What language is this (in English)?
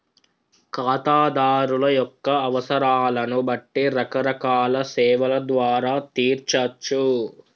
Telugu